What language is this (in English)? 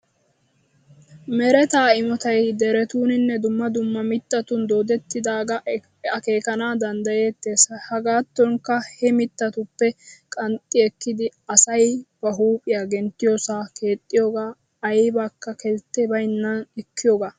Wolaytta